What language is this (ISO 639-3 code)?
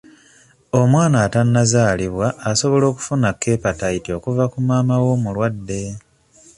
lug